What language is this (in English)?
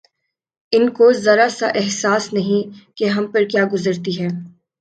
Urdu